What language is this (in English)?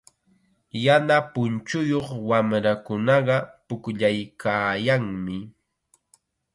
Chiquián Ancash Quechua